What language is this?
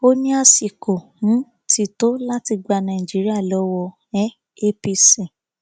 Yoruba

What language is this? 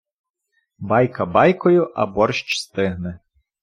Ukrainian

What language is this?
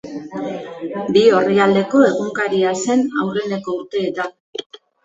Basque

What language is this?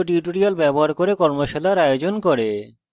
Bangla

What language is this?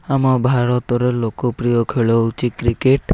Odia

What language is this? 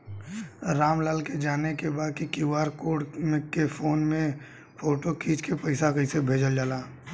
Bhojpuri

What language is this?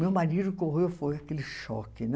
Portuguese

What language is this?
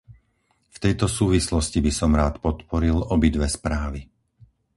Slovak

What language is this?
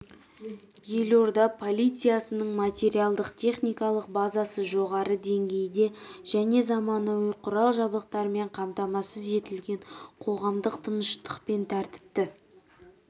Kazakh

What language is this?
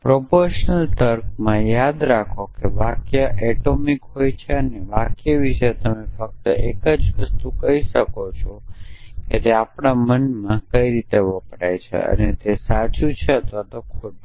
Gujarati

